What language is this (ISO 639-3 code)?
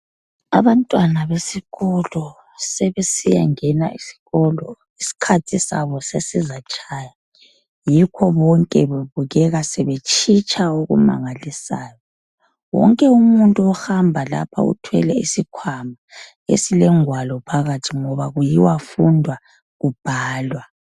nde